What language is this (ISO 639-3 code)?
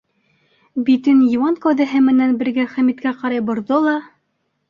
bak